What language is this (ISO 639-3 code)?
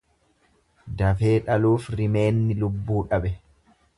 orm